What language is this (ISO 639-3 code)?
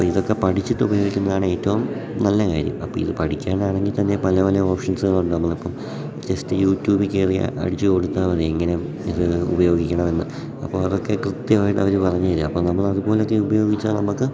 mal